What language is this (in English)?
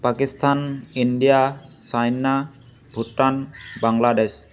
Assamese